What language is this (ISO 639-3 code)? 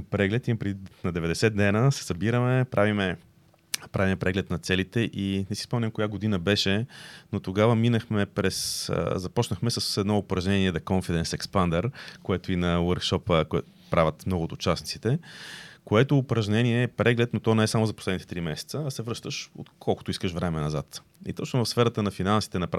bul